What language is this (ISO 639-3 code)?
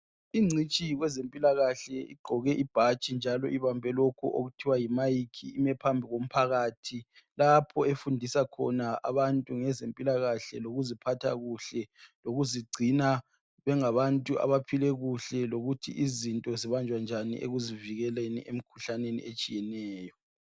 nde